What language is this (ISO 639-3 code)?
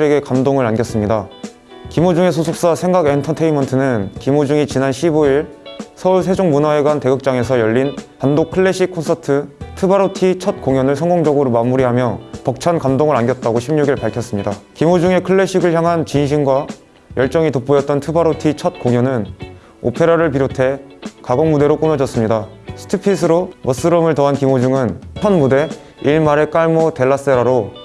kor